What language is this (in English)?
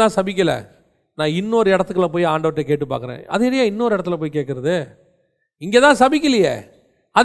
Tamil